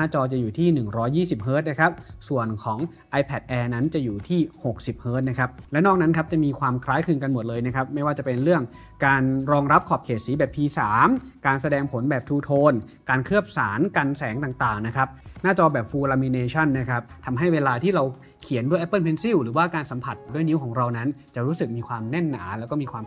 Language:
Thai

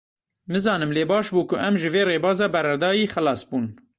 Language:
Kurdish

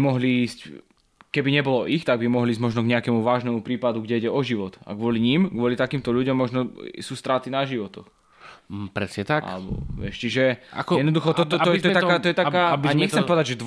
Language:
Slovak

